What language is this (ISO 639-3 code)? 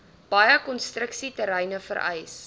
afr